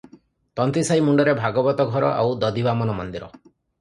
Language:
Odia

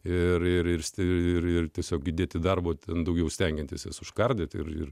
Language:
Lithuanian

